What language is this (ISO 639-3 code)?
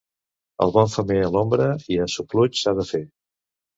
cat